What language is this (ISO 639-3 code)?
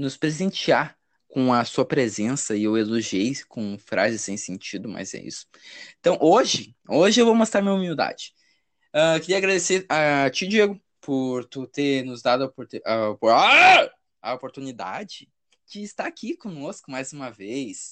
por